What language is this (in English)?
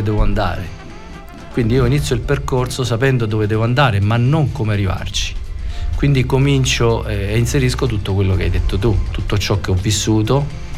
Italian